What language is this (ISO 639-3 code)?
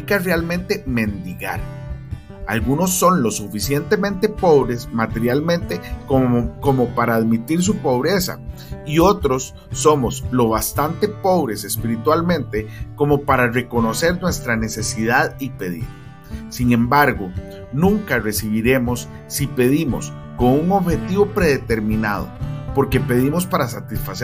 spa